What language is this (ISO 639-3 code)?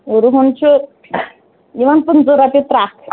kas